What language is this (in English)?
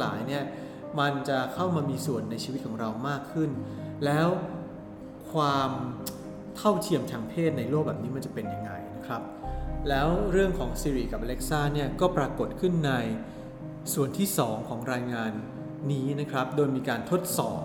Thai